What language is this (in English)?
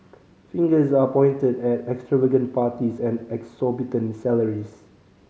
English